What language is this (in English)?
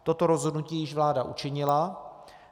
Czech